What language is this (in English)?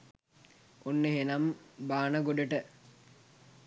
Sinhala